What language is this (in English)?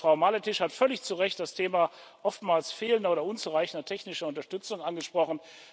German